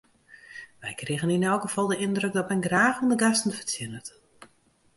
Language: Western Frisian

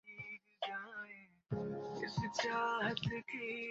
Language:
Bangla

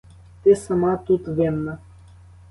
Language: Ukrainian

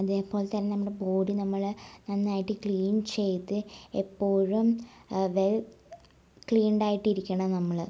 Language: Malayalam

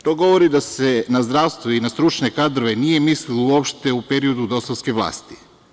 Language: Serbian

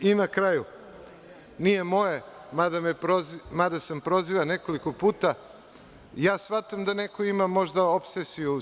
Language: Serbian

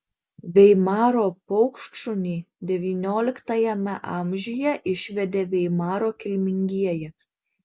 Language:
Lithuanian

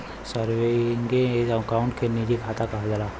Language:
Bhojpuri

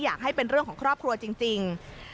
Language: Thai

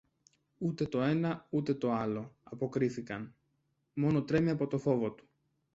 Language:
Greek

